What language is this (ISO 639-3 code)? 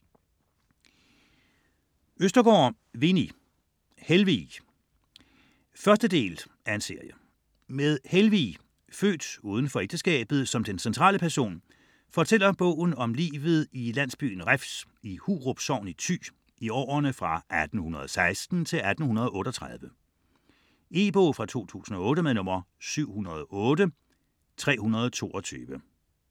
dan